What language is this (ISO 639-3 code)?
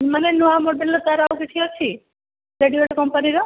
ori